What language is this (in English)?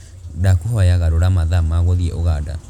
Kikuyu